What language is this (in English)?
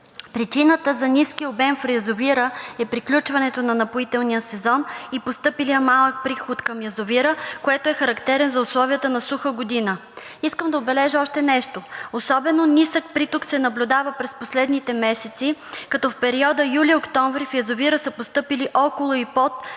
Bulgarian